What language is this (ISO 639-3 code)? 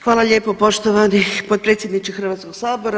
hrv